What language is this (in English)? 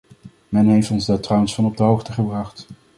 Dutch